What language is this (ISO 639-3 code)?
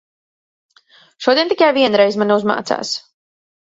lav